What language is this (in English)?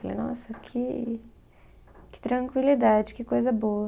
Portuguese